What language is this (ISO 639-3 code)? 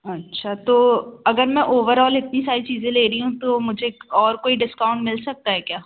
hin